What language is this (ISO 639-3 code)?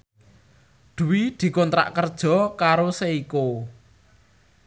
jav